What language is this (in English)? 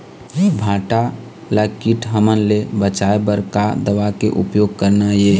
Chhattisgarhi